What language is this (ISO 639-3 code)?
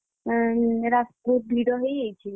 ori